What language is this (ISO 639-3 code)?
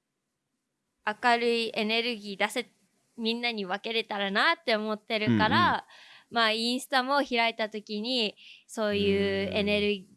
jpn